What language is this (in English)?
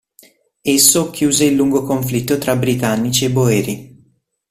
Italian